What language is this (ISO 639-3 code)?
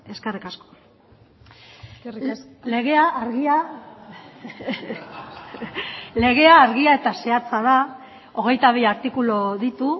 eus